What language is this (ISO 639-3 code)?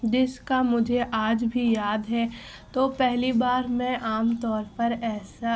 urd